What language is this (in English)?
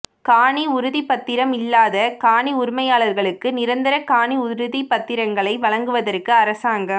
Tamil